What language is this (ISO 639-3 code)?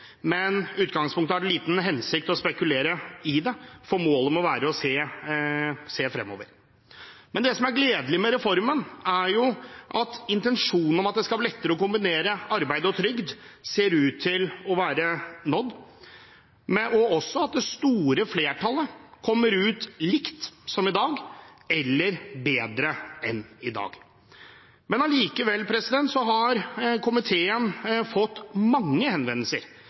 nob